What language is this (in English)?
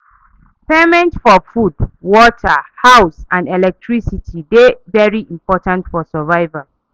Nigerian Pidgin